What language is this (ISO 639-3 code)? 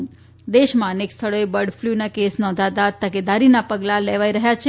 guj